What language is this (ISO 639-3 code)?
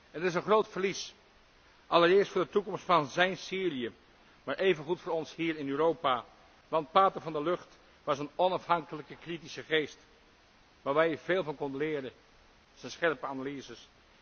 nld